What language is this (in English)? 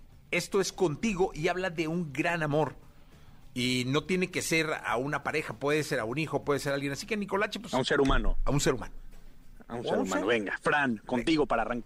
Spanish